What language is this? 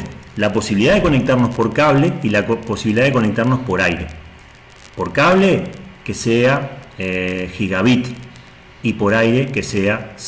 Spanish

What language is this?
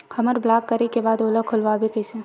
Chhattisgarhi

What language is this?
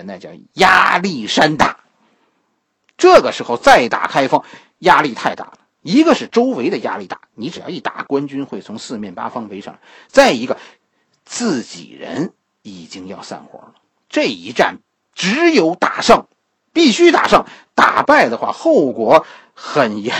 Chinese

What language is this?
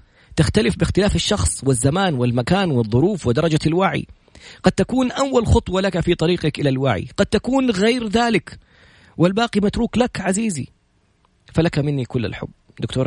Arabic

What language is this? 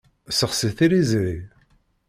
Kabyle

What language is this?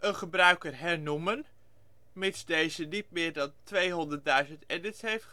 Dutch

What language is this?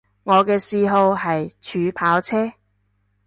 Cantonese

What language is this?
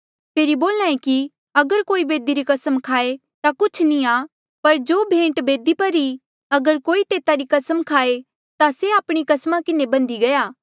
Mandeali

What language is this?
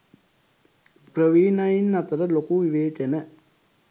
Sinhala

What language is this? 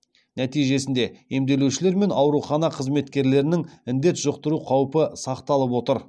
Kazakh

